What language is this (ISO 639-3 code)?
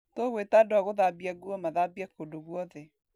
kik